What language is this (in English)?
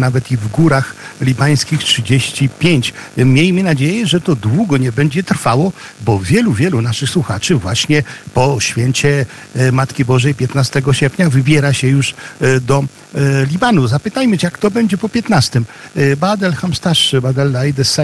Polish